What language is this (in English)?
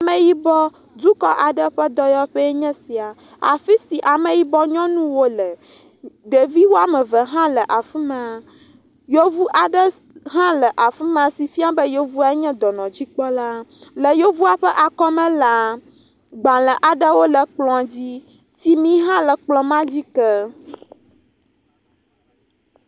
Ewe